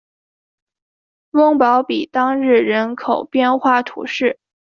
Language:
Chinese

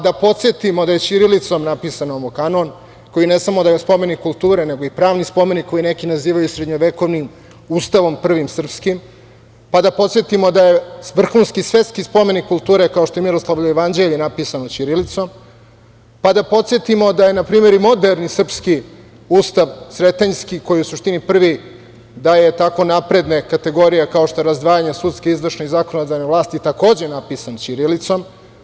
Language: Serbian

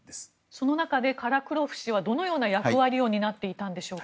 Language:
Japanese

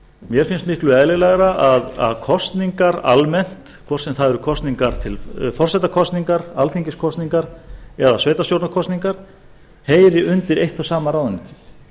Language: Icelandic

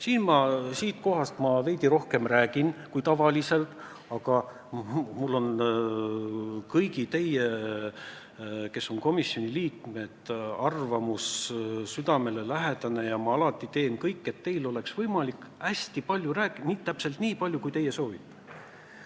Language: Estonian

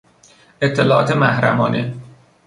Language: Persian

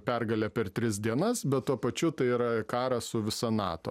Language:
Lithuanian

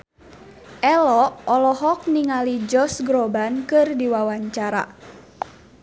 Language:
Sundanese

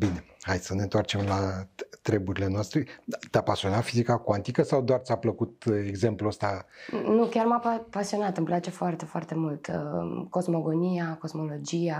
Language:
Romanian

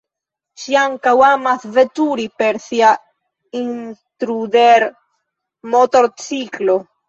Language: Esperanto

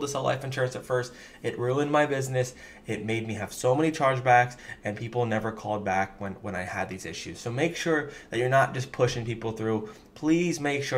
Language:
English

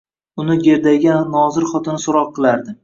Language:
Uzbek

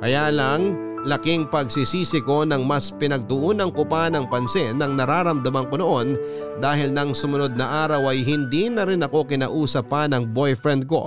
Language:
Filipino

